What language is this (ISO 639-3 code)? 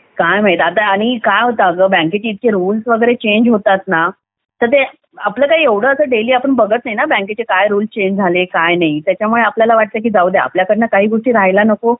mar